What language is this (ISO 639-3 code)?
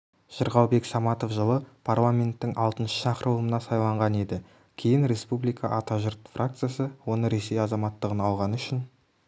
kaz